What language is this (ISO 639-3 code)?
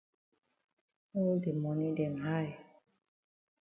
wes